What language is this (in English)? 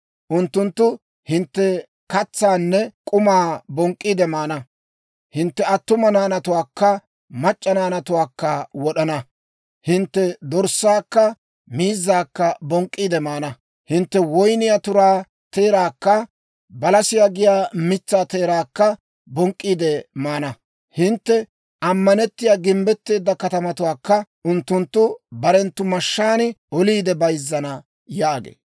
Dawro